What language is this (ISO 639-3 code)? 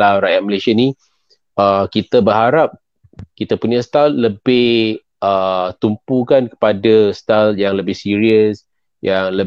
msa